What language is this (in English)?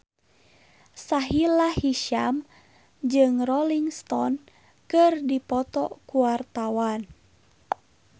Sundanese